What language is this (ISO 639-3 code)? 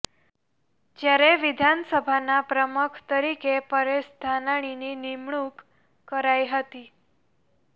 guj